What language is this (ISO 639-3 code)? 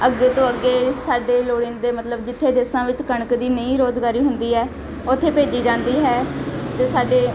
pan